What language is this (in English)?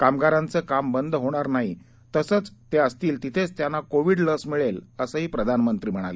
Marathi